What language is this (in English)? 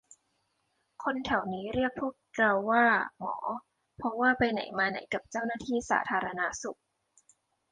Thai